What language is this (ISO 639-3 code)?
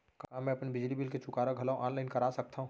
hne